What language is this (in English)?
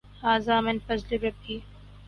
Urdu